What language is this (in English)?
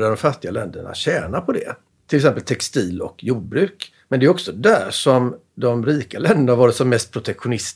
Swedish